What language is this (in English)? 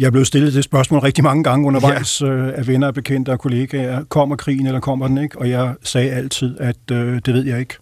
Danish